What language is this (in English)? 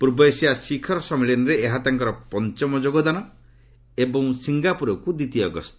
Odia